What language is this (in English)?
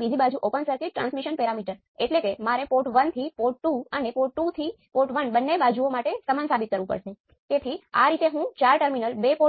Gujarati